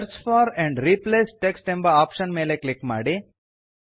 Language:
Kannada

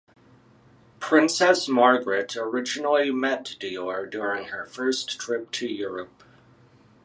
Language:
English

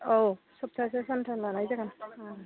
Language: Bodo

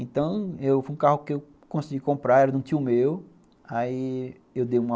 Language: Portuguese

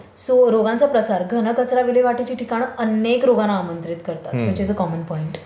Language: Marathi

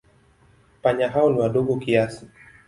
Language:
Swahili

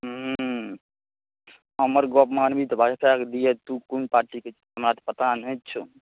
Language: Maithili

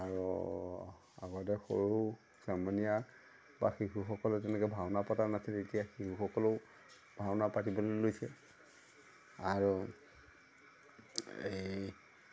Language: Assamese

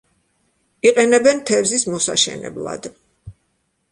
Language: Georgian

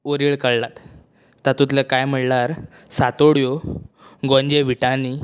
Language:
Konkani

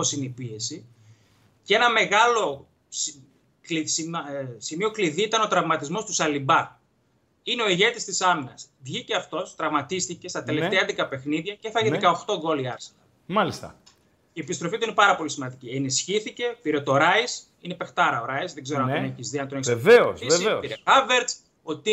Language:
Greek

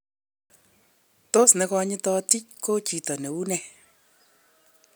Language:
Kalenjin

